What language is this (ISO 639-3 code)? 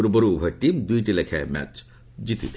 ori